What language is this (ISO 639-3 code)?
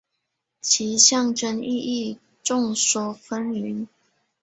zho